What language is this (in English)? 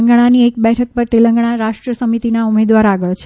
Gujarati